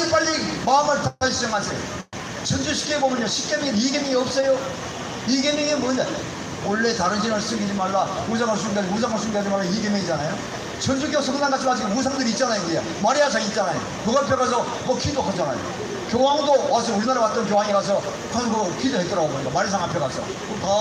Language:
Korean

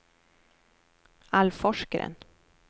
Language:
Swedish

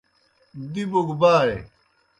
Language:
Kohistani Shina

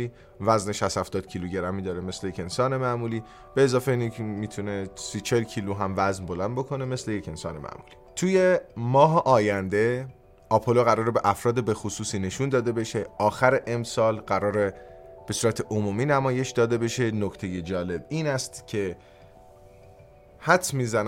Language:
Persian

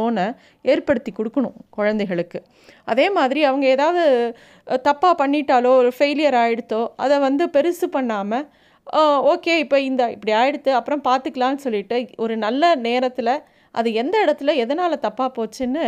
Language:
Tamil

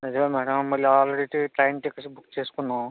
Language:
Telugu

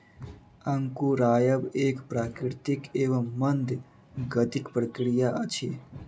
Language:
Maithili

